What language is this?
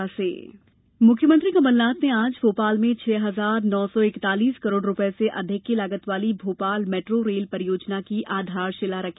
Hindi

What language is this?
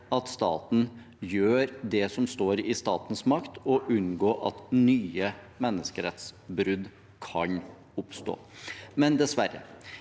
Norwegian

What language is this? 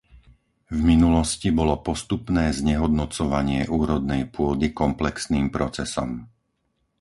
Slovak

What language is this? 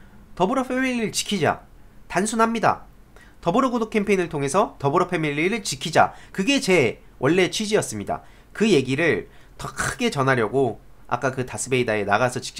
Korean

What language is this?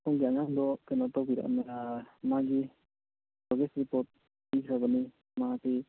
Manipuri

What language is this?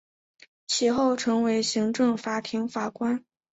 Chinese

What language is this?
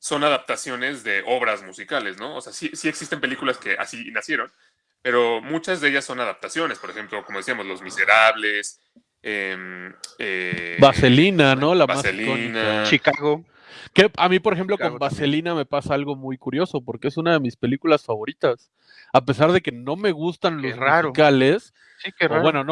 Spanish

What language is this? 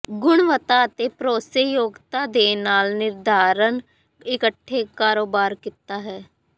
Punjabi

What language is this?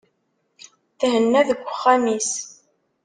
Kabyle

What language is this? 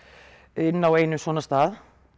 Icelandic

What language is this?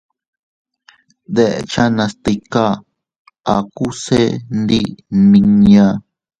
Teutila Cuicatec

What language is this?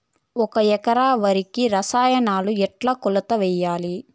Telugu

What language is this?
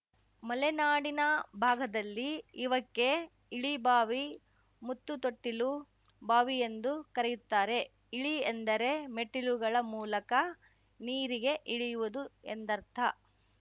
Kannada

